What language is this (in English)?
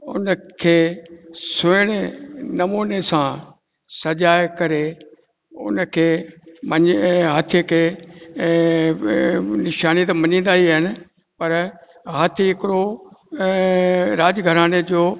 Sindhi